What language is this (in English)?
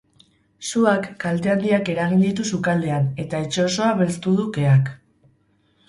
Basque